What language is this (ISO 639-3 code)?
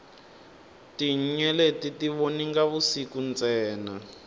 tso